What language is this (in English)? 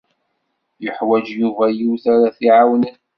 Kabyle